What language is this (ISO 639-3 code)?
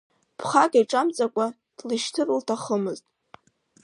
abk